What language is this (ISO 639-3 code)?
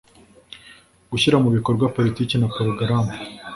kin